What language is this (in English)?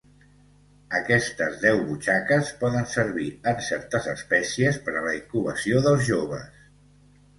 Catalan